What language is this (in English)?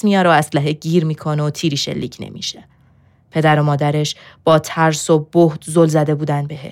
Persian